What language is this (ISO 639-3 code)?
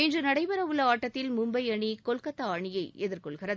tam